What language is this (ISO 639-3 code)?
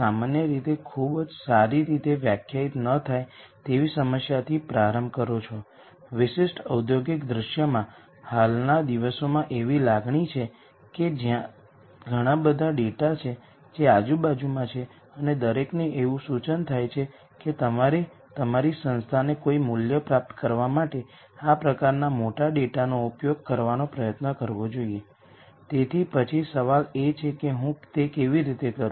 guj